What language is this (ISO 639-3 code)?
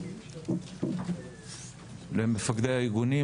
heb